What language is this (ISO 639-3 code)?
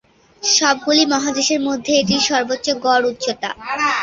ben